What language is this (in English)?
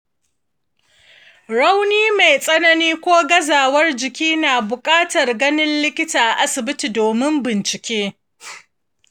Hausa